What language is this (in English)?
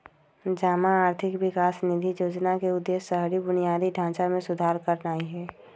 Magahi